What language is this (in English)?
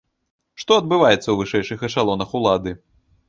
Belarusian